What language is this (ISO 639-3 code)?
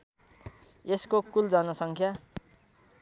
nep